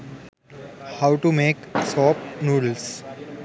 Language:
Sinhala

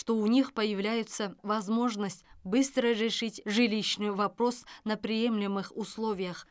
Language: Kazakh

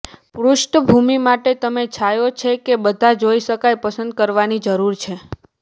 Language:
Gujarati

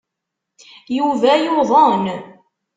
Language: Kabyle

